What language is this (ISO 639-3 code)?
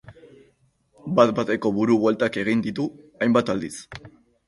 eus